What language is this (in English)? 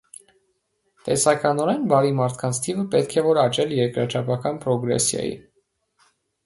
Armenian